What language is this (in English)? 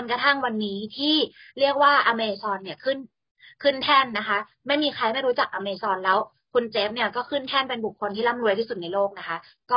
Thai